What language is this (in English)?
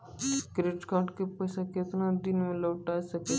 Maithili